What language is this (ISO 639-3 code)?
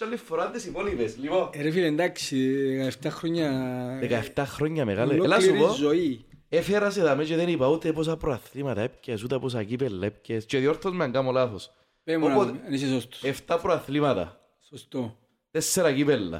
ell